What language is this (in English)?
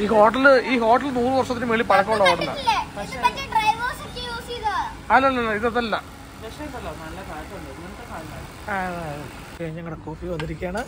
Malayalam